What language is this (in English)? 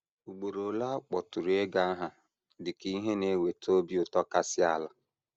Igbo